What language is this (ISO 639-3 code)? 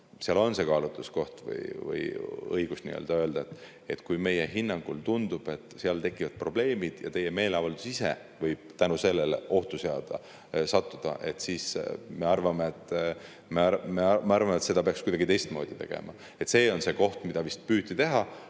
est